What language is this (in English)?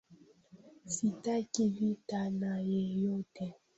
Swahili